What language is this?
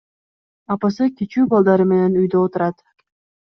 Kyrgyz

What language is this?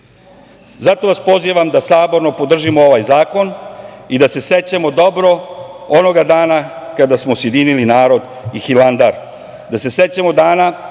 Serbian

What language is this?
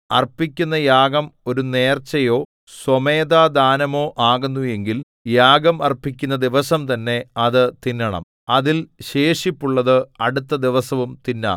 Malayalam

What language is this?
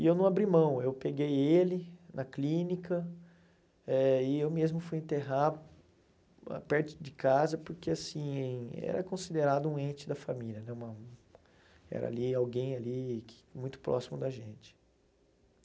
Portuguese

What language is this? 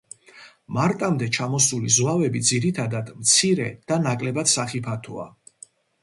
Georgian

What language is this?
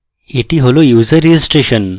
Bangla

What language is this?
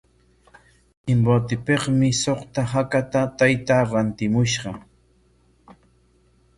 Corongo Ancash Quechua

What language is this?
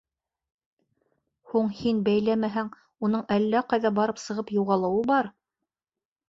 Bashkir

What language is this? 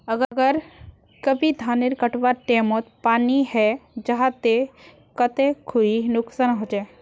Magahi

